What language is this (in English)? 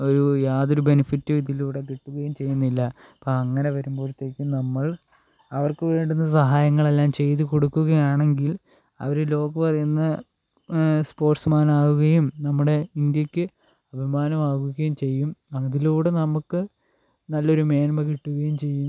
Malayalam